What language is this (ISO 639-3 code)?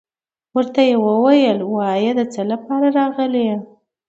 pus